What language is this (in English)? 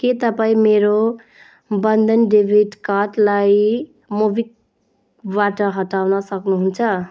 Nepali